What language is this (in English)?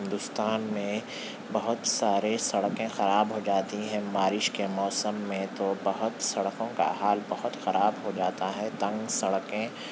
Urdu